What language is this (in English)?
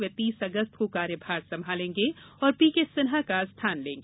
Hindi